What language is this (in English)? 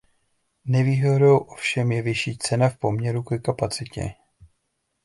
Czech